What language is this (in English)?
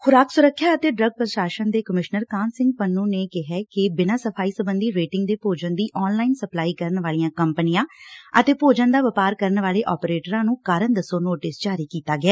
Punjabi